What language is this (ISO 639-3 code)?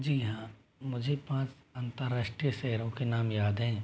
hin